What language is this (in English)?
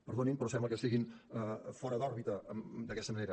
Catalan